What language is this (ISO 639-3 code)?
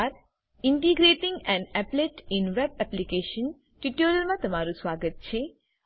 guj